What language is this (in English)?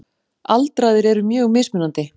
Icelandic